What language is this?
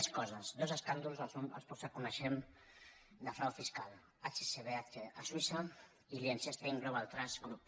Catalan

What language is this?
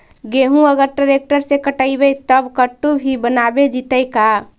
Magahi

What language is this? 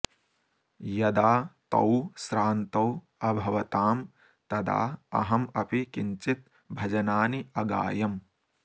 Sanskrit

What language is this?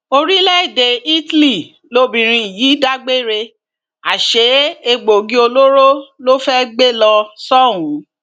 Yoruba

